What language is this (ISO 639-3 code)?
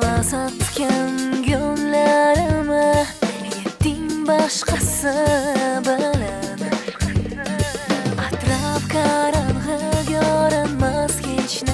ara